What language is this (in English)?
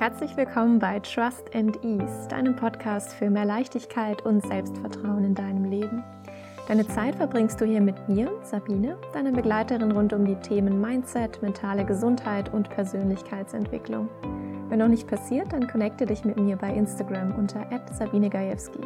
German